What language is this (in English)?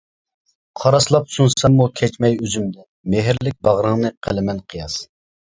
Uyghur